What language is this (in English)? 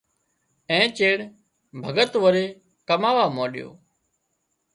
Wadiyara Koli